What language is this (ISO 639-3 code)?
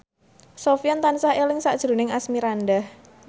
jav